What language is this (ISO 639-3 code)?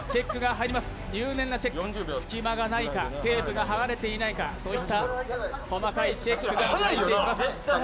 jpn